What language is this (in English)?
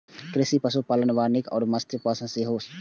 Maithili